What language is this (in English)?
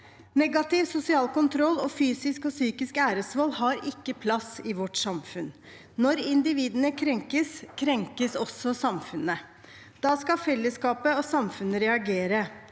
Norwegian